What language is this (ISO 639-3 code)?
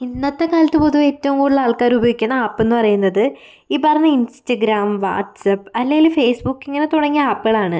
mal